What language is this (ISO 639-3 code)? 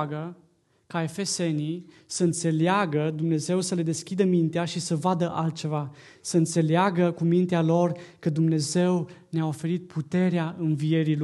ron